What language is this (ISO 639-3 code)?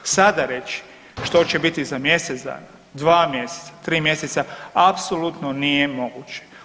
hrv